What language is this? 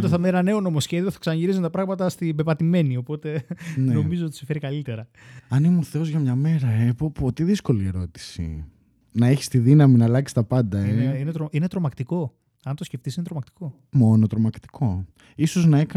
Greek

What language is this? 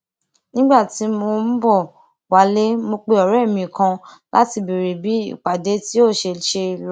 Yoruba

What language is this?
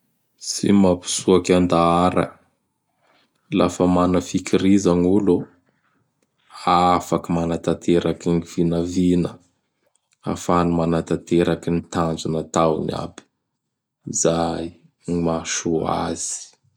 Bara Malagasy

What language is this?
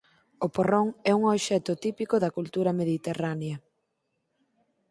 Galician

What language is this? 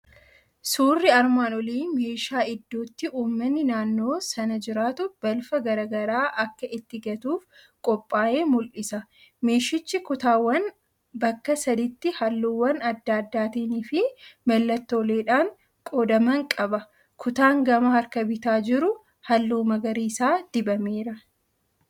Oromo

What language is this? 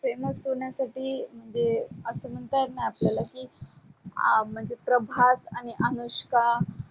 Marathi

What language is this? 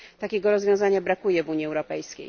Polish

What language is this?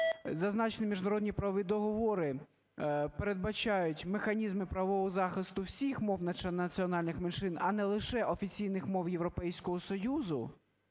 Ukrainian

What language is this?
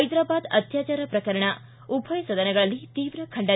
Kannada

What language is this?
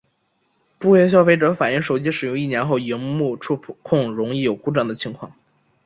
Chinese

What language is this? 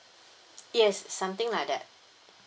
English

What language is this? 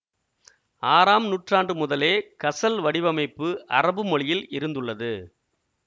Tamil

